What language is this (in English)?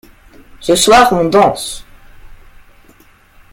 French